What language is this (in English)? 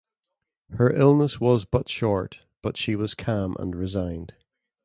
English